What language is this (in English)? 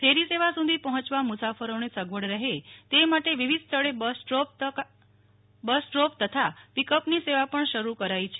Gujarati